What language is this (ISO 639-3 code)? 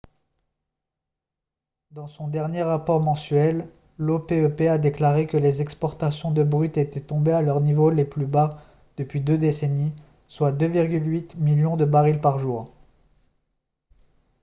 fra